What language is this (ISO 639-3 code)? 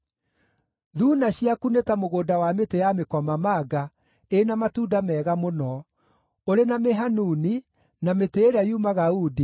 kik